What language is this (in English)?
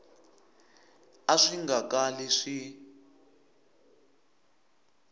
Tsonga